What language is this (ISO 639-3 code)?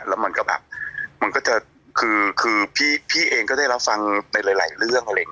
tha